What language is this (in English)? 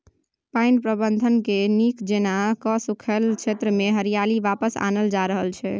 Maithili